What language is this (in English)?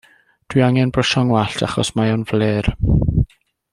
Welsh